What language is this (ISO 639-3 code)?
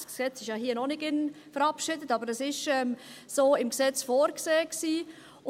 gsw